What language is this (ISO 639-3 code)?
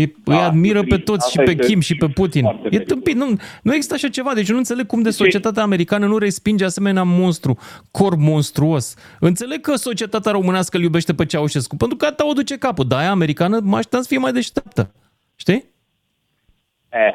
ron